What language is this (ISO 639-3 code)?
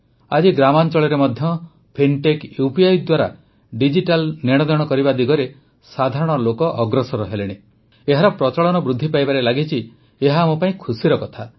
ori